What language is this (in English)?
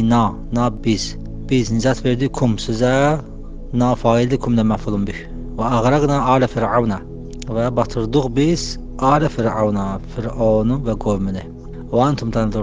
Turkish